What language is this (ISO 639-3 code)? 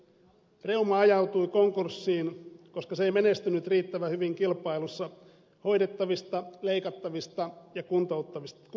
fin